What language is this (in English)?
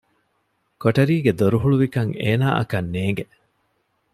Divehi